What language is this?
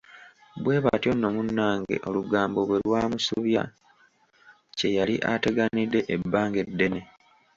Ganda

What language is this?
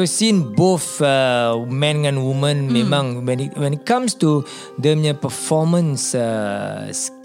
Malay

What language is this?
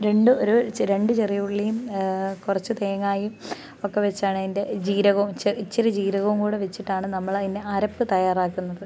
Malayalam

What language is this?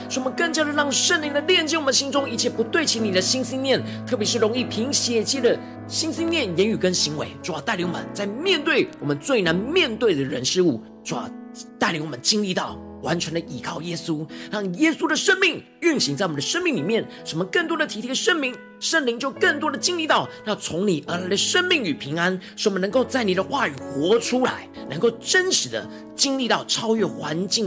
Chinese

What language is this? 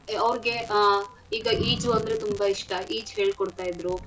Kannada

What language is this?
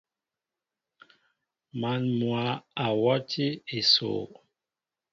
Mbo (Cameroon)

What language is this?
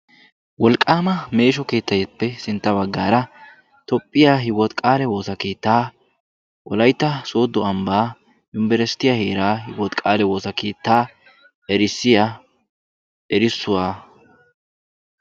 Wolaytta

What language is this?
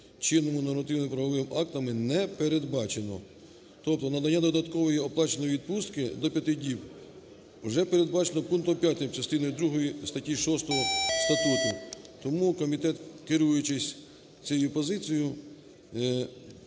Ukrainian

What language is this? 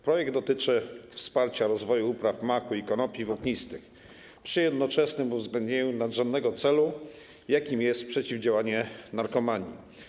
Polish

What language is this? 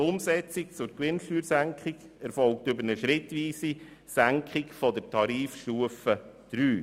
Swiss German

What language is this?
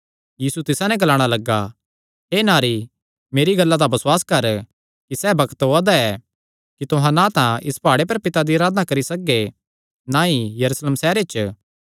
Kangri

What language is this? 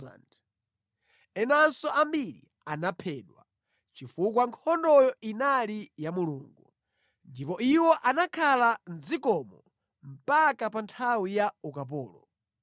Nyanja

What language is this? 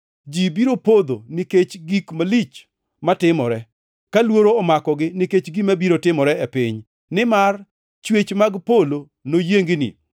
Luo (Kenya and Tanzania)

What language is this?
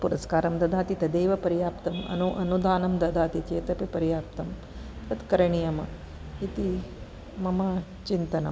Sanskrit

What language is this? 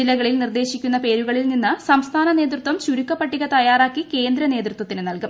Malayalam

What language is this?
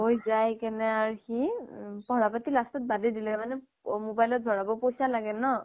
Assamese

